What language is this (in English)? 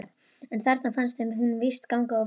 Icelandic